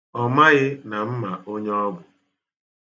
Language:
Igbo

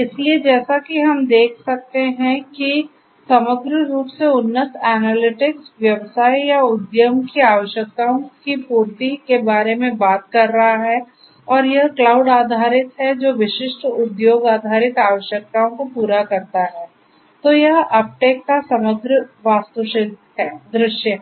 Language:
Hindi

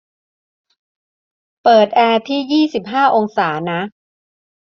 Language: Thai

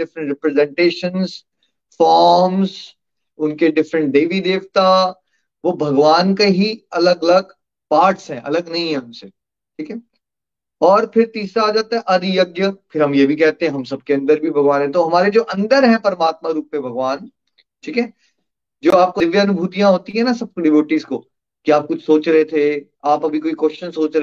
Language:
Hindi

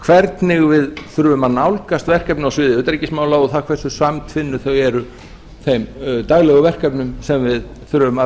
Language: Icelandic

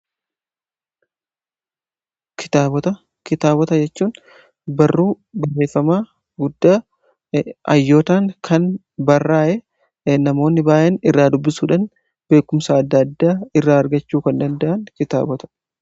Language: Oromo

